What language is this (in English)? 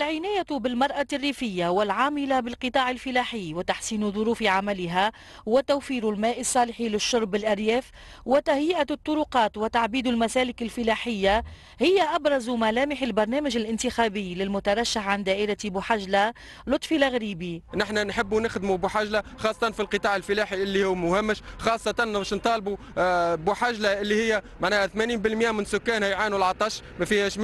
Arabic